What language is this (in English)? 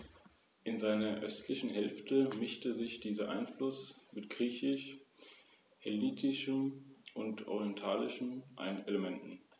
German